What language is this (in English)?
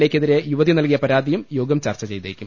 Malayalam